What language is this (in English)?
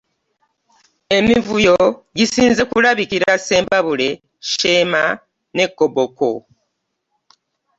Ganda